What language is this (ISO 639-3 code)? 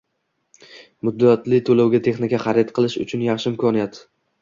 uzb